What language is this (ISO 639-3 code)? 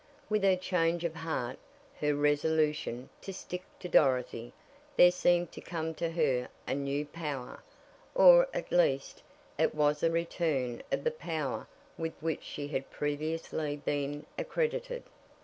eng